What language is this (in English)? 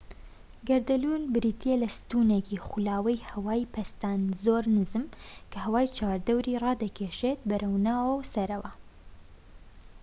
Central Kurdish